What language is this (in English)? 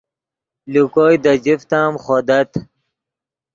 Yidgha